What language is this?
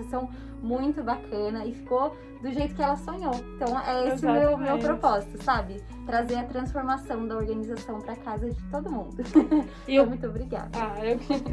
Portuguese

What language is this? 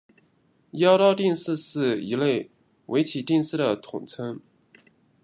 Chinese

